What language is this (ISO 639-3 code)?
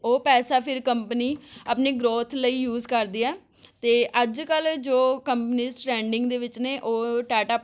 pan